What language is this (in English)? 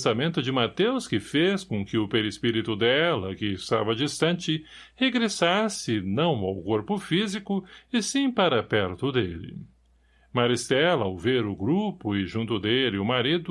Portuguese